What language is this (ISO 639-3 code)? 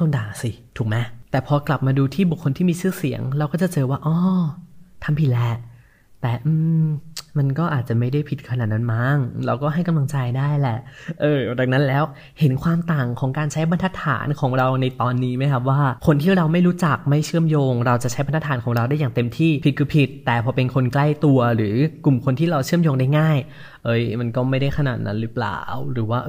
tha